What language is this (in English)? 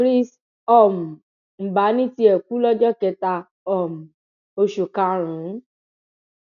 Yoruba